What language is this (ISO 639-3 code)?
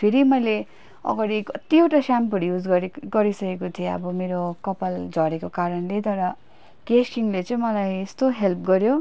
nep